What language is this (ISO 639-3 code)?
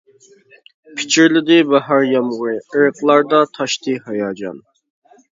uig